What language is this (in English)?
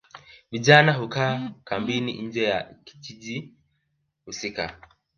Swahili